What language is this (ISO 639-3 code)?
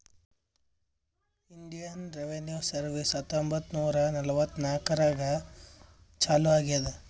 kan